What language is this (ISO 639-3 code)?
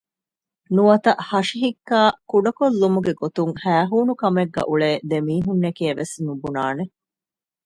div